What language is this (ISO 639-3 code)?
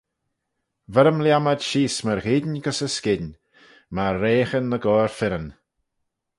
glv